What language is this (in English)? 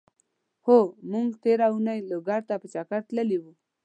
Pashto